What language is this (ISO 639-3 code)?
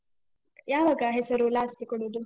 kan